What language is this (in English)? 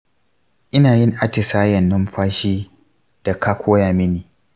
Hausa